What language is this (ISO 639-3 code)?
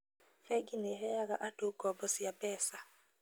kik